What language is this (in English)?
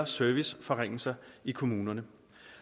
Danish